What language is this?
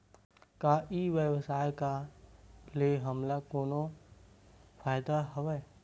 Chhattisgarhi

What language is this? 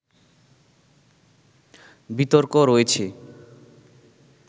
Bangla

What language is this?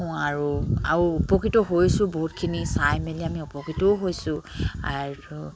Assamese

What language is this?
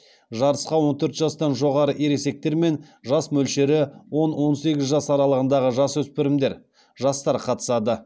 Kazakh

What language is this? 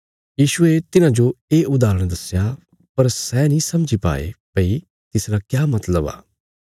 Bilaspuri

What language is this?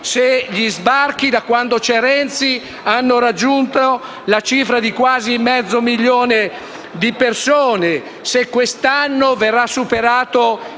Italian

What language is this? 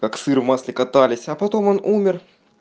Russian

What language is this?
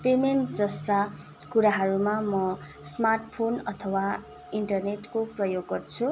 Nepali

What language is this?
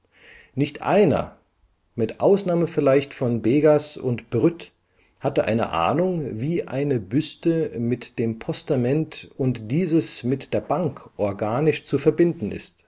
German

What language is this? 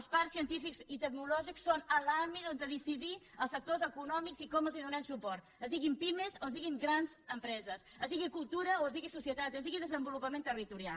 Catalan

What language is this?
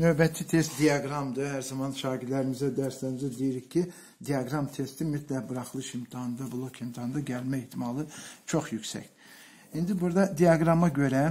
Turkish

